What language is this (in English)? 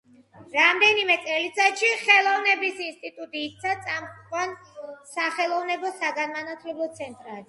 Georgian